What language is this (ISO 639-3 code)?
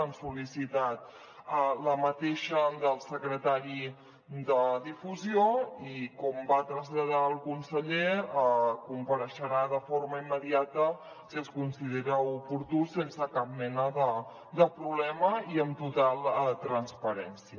cat